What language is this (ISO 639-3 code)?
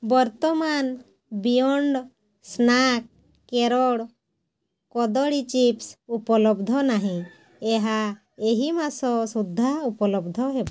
ori